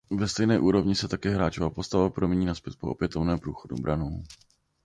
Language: Czech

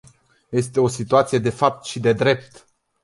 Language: Romanian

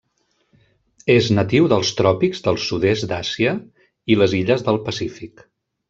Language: Catalan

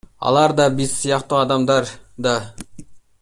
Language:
Kyrgyz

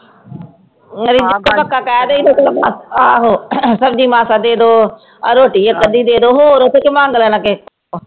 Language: Punjabi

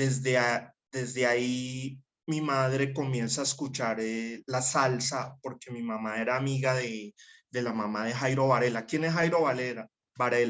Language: Spanish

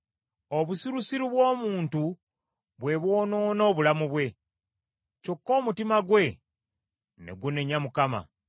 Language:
Ganda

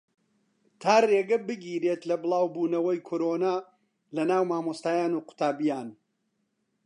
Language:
Central Kurdish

